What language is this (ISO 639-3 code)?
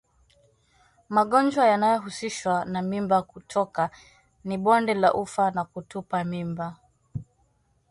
swa